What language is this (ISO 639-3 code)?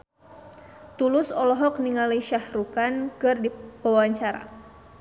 sun